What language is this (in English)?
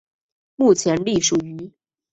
Chinese